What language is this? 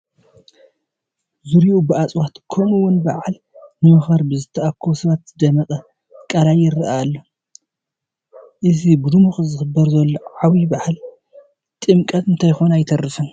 Tigrinya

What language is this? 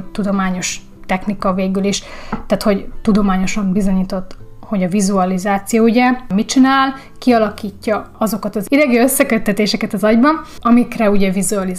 Hungarian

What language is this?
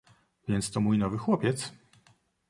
Polish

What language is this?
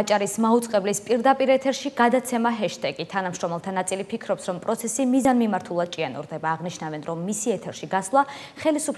Polish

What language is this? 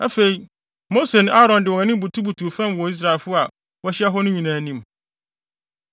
Akan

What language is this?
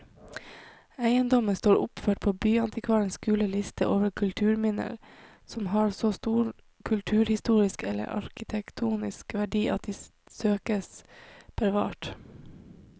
Norwegian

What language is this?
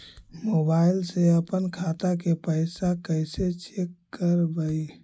Magahi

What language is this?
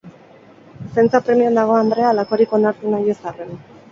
Basque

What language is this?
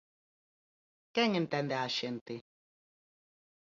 Galician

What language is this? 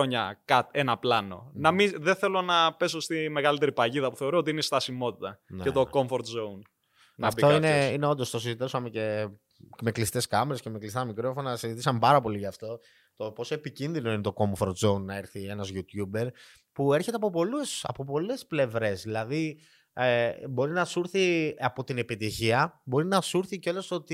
Greek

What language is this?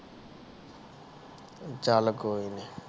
Punjabi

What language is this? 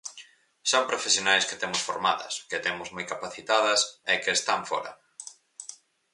Galician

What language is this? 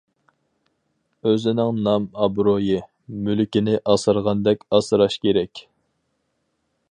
Uyghur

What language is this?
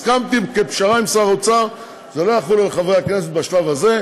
Hebrew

